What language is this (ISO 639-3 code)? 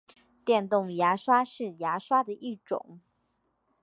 zho